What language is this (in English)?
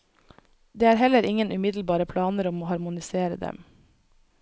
Norwegian